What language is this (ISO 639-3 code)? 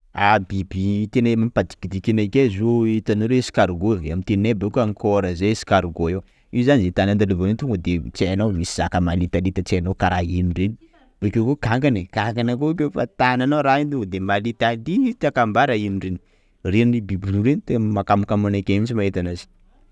skg